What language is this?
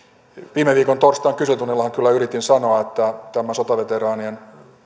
Finnish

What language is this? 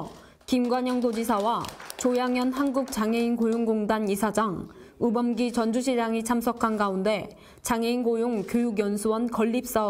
Korean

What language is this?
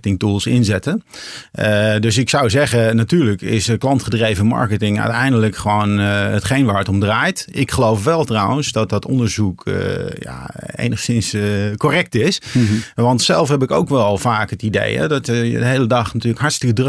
Dutch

